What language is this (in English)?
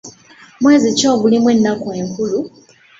Ganda